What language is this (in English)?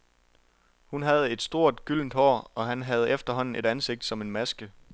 Danish